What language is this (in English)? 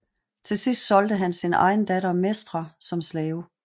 Danish